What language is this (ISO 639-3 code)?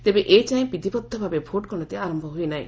ori